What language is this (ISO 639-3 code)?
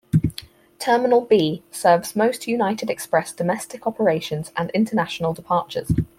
eng